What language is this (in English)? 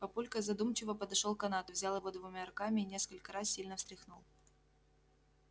Russian